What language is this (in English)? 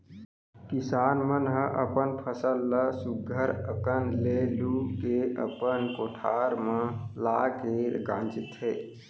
Chhattisgarhi